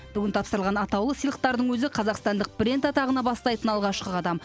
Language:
Kazakh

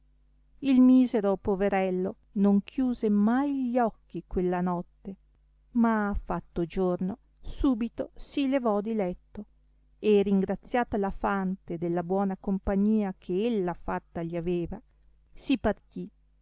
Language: Italian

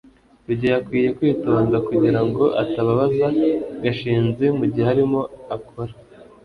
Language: Kinyarwanda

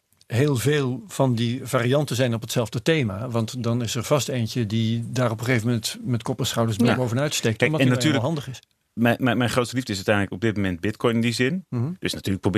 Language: Dutch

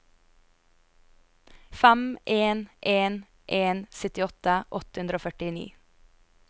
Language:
Norwegian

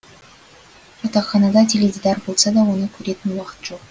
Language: Kazakh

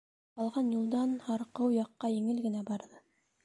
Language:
Bashkir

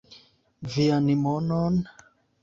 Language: Esperanto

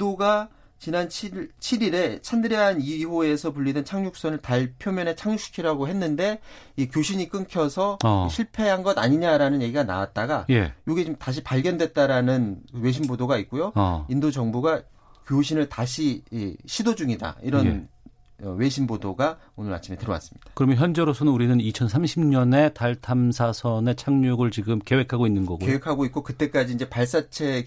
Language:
Korean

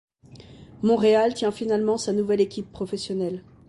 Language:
French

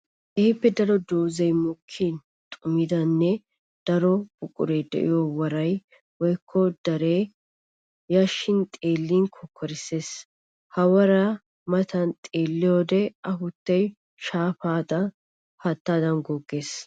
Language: Wolaytta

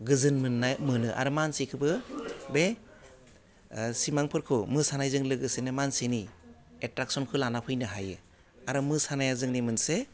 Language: Bodo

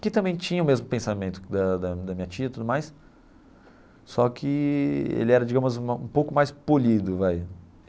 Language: Portuguese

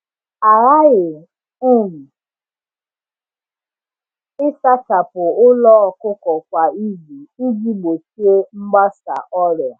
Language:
Igbo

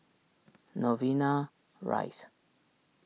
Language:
English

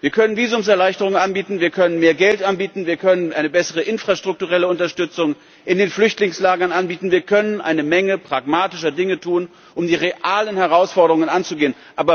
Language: German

